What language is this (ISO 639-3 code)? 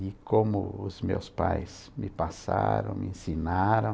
por